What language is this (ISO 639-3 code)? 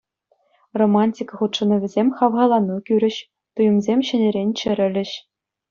chv